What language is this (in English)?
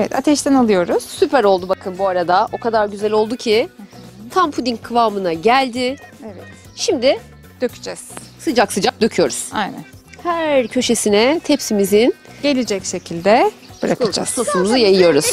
Turkish